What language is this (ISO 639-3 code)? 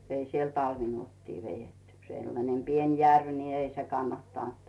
fin